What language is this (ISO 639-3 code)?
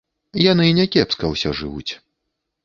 bel